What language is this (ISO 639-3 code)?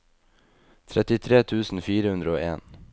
nor